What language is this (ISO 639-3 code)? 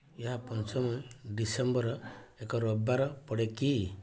ori